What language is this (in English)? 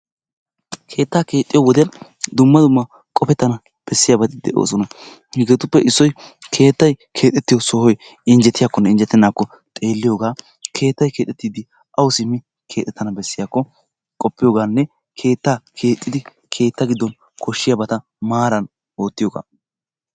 Wolaytta